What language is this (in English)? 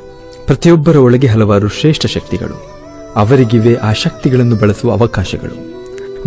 Kannada